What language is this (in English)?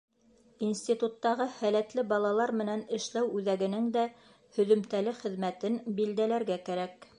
Bashkir